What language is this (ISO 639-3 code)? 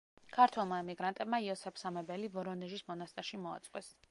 kat